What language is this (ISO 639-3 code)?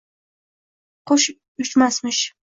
uzb